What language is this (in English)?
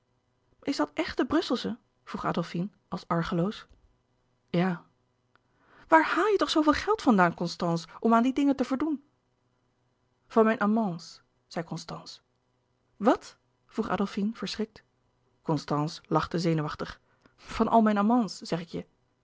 Dutch